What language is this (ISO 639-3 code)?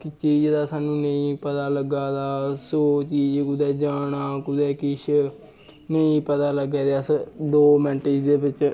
doi